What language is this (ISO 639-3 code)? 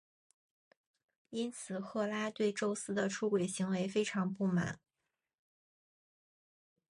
zho